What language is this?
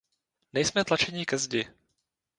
Czech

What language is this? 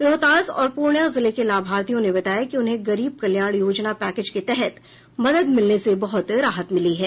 Hindi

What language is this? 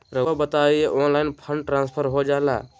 Magahi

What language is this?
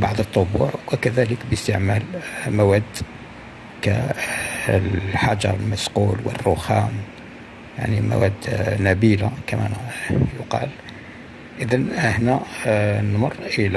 Arabic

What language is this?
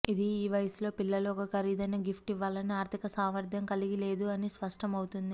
Telugu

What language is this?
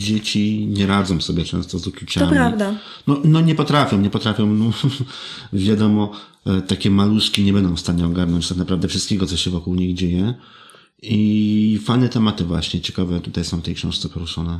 Polish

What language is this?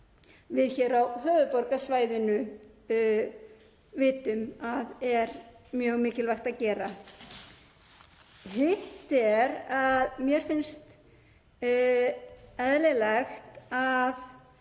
Icelandic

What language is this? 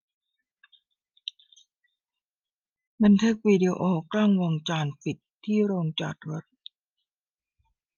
Thai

